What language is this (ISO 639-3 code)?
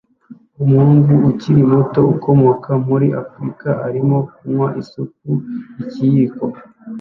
kin